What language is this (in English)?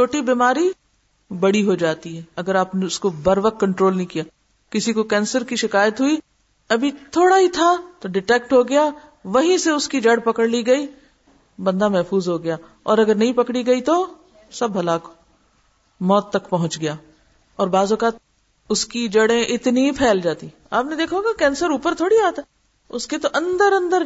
Urdu